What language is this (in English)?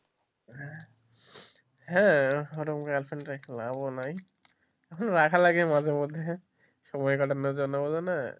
Bangla